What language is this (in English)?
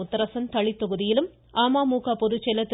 Tamil